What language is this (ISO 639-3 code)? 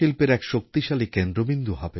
ben